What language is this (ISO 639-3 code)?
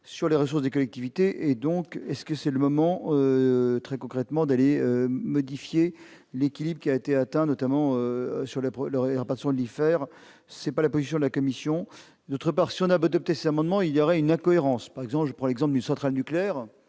fra